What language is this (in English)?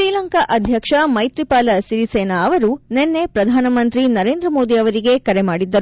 Kannada